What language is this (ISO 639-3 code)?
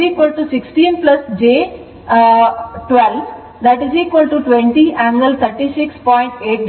kan